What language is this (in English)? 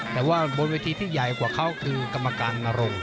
Thai